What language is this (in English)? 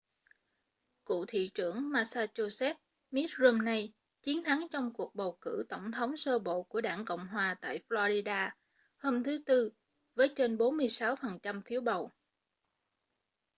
Vietnamese